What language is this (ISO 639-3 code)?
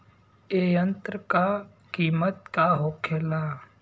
bho